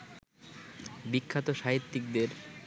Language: Bangla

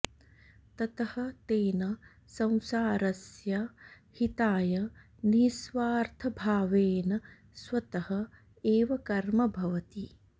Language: Sanskrit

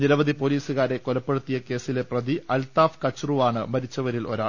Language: Malayalam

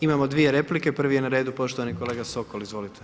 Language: Croatian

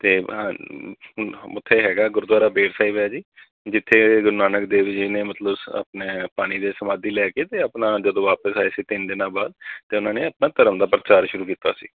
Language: Punjabi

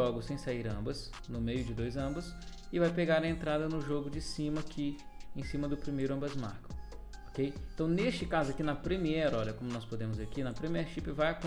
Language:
Portuguese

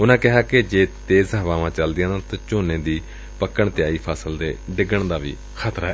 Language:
Punjabi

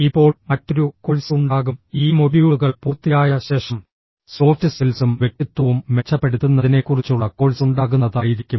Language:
Malayalam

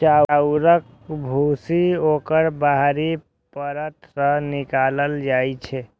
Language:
Maithili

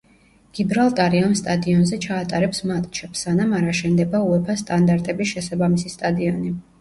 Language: Georgian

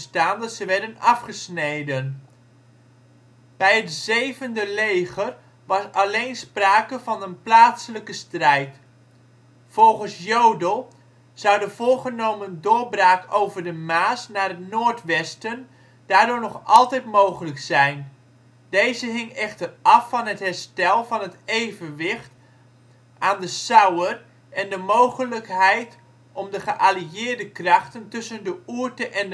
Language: Dutch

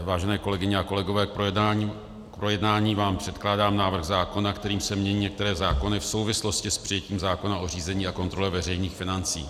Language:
Czech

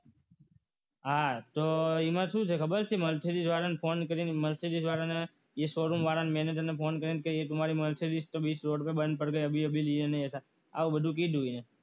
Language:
Gujarati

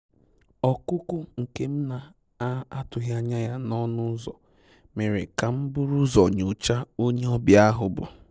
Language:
Igbo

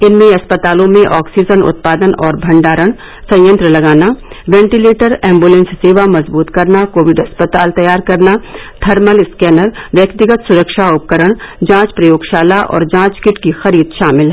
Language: Hindi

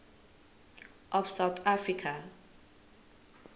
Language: Zulu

